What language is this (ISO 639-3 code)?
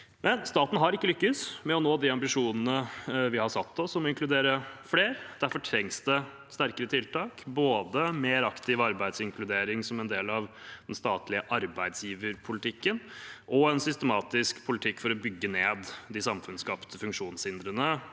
nor